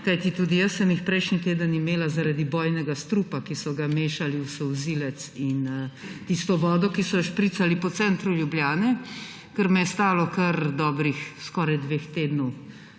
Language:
Slovenian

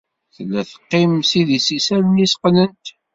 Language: Kabyle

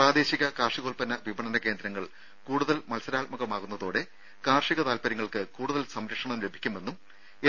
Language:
Malayalam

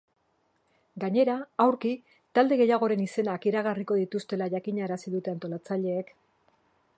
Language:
Basque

